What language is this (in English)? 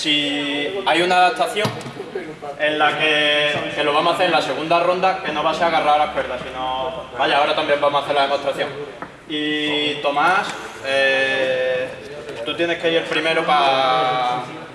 Spanish